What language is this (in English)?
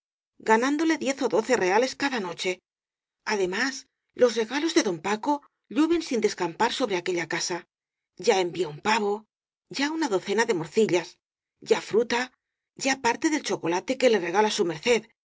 Spanish